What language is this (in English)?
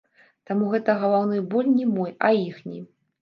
Belarusian